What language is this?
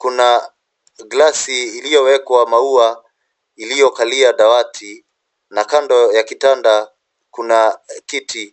Swahili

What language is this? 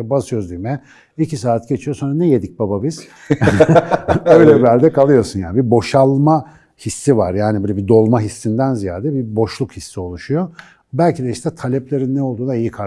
Turkish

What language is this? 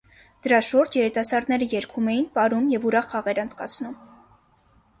Armenian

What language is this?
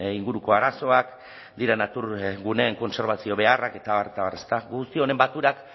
Basque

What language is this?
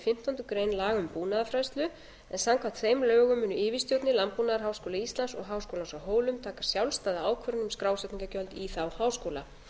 Icelandic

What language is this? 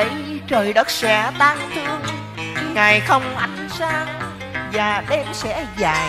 Vietnamese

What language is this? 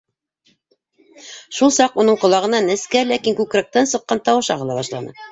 Bashkir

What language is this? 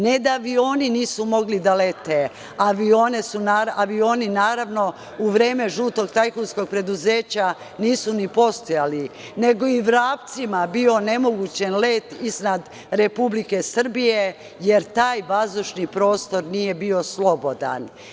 Serbian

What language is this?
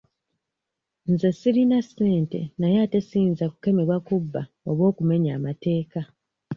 Ganda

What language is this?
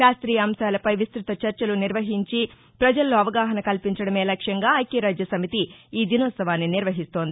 Telugu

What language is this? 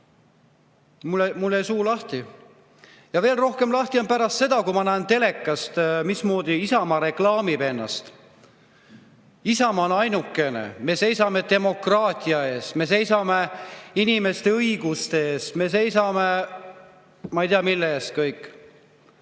Estonian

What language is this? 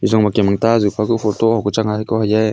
Wancho Naga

